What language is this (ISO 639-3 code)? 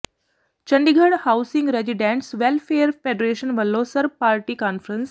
pan